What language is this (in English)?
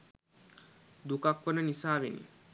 Sinhala